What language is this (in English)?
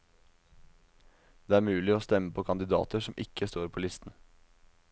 Norwegian